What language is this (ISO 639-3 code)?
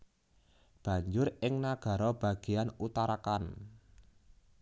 jav